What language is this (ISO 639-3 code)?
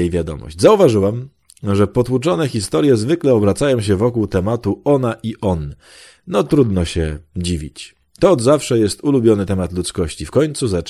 pol